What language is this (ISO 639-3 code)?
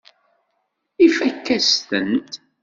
kab